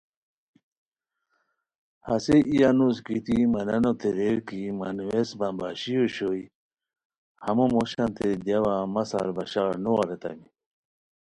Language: Khowar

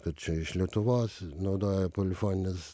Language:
Lithuanian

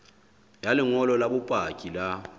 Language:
Southern Sotho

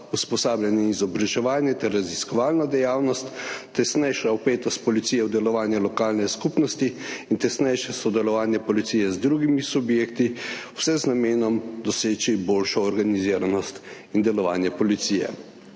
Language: Slovenian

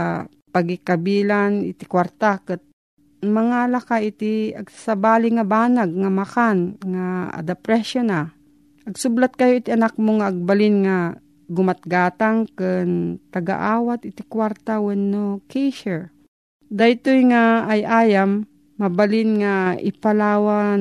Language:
Filipino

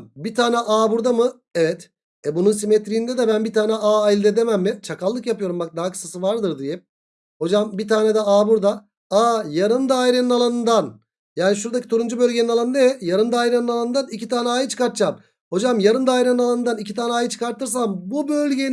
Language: Turkish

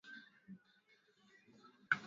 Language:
Swahili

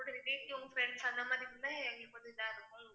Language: Tamil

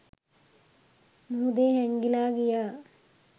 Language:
Sinhala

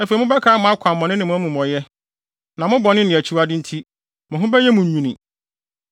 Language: Akan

